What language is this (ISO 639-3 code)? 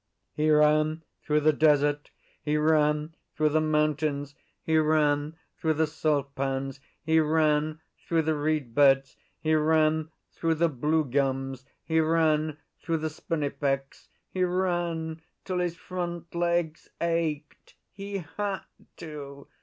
eng